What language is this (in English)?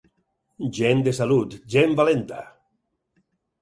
Catalan